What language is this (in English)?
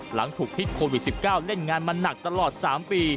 Thai